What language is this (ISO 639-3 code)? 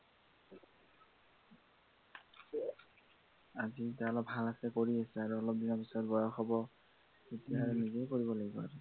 asm